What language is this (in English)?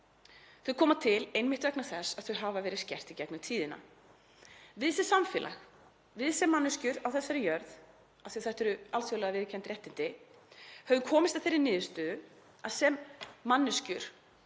Icelandic